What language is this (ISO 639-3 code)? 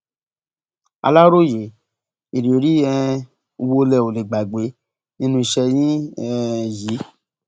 yor